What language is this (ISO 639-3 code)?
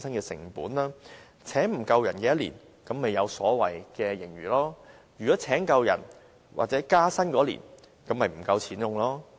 yue